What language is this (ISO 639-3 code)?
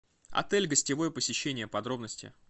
rus